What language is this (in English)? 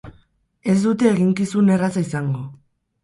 Basque